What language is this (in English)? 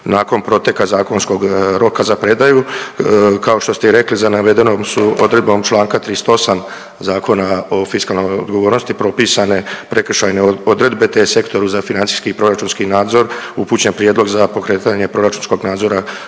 Croatian